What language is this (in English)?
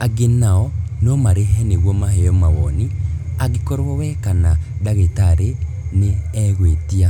Kikuyu